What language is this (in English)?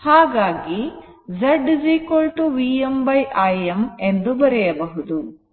Kannada